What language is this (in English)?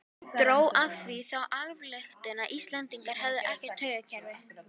Icelandic